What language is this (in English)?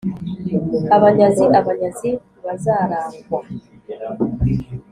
Kinyarwanda